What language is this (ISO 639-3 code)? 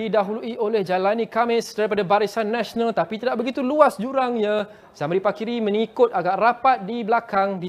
msa